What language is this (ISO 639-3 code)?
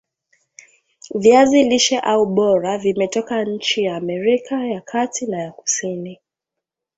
swa